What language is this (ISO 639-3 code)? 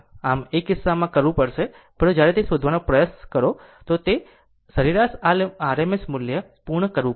guj